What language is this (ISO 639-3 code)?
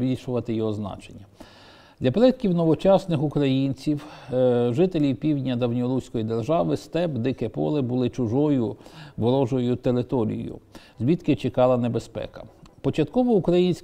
ukr